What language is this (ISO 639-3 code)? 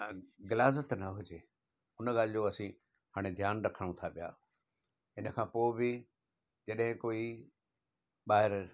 snd